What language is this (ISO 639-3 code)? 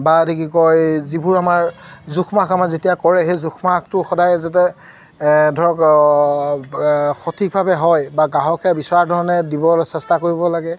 asm